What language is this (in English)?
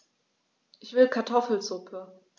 German